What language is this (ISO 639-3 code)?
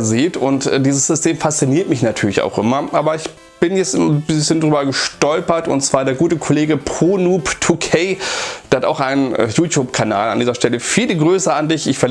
deu